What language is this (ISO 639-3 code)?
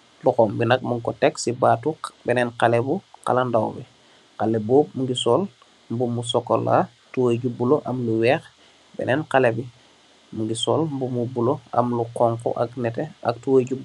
wol